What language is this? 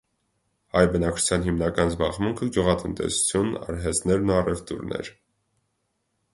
Armenian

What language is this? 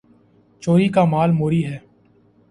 Urdu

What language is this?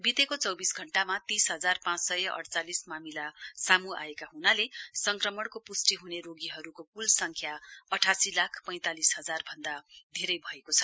Nepali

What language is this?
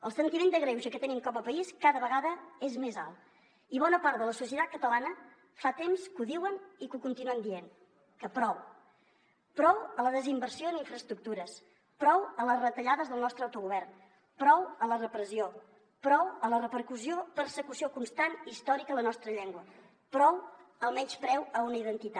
Catalan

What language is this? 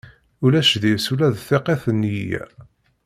Kabyle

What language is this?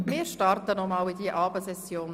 Swiss German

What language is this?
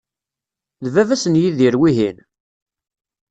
Kabyle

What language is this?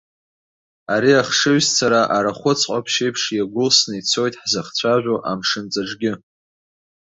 Abkhazian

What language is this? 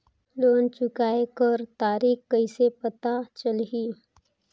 Chhattisgarhi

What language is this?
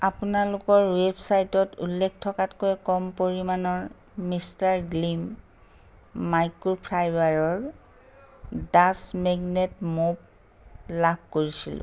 Assamese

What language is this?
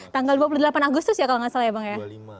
Indonesian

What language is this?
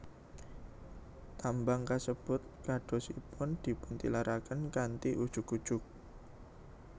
Javanese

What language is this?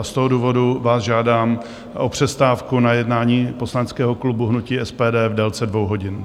Czech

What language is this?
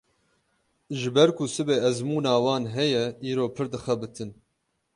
Kurdish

